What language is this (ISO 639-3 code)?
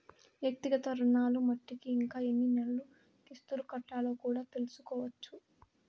tel